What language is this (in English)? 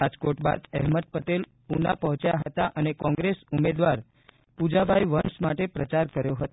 Gujarati